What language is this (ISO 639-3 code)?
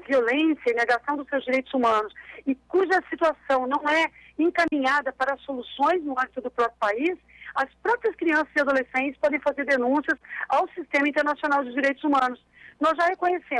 por